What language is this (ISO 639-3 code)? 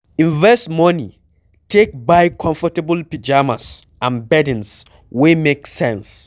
pcm